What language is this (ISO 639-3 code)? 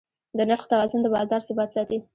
pus